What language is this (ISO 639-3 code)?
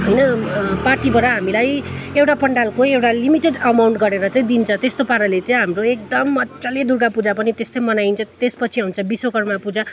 nep